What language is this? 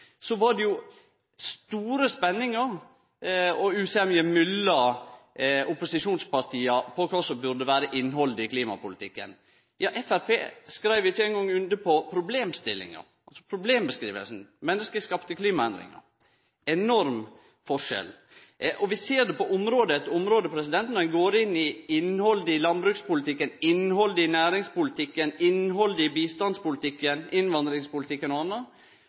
Norwegian Nynorsk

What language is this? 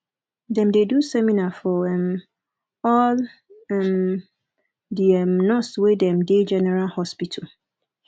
Nigerian Pidgin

